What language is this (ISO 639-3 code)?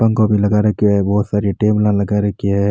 raj